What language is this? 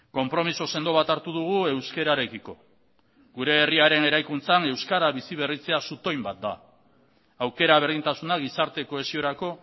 Basque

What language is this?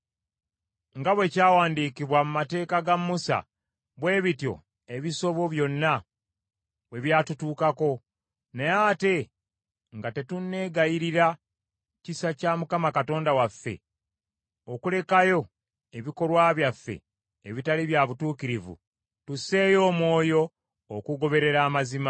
Ganda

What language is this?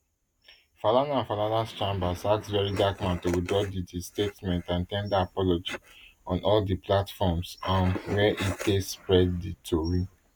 Nigerian Pidgin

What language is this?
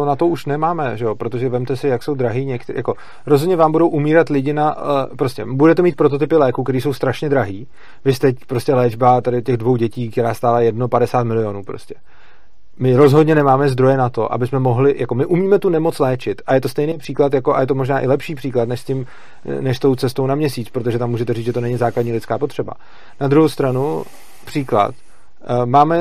Czech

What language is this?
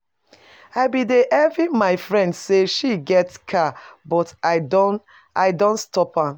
Nigerian Pidgin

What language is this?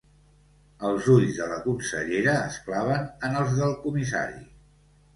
Catalan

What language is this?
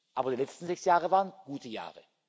German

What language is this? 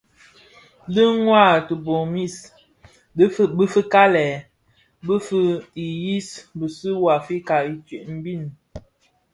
Bafia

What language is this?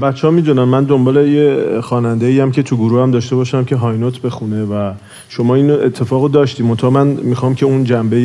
Persian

